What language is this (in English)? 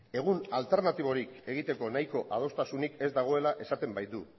Basque